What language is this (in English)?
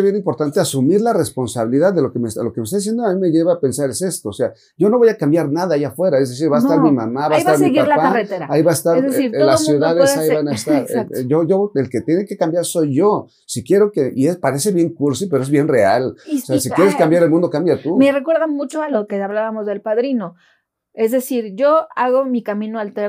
Spanish